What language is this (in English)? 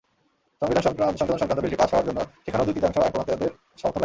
Bangla